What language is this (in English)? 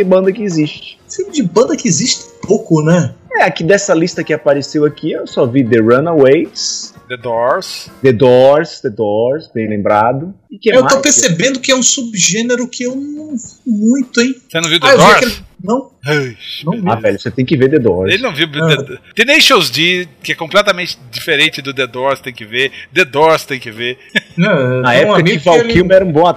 Portuguese